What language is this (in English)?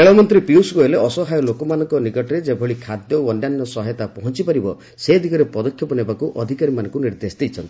Odia